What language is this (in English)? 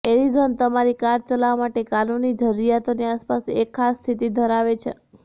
Gujarati